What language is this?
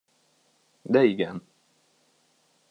Hungarian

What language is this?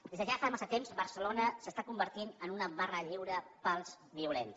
Catalan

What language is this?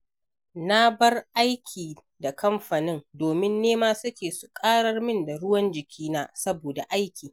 Hausa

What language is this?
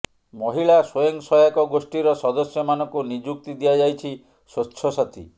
Odia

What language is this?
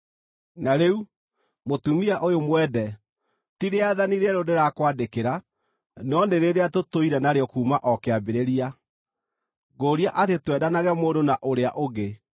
Kikuyu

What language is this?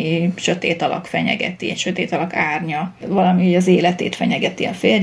Hungarian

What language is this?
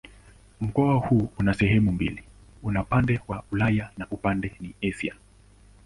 Swahili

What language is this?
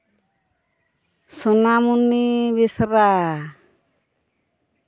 Santali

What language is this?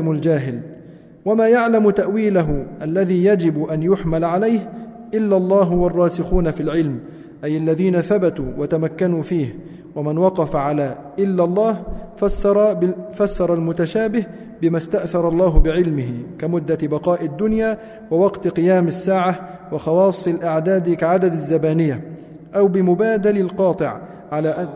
Arabic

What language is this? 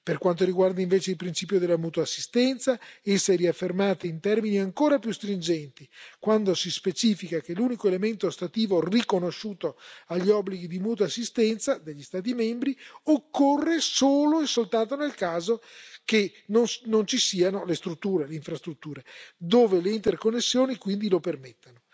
Italian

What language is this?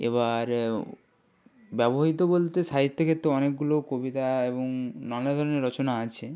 Bangla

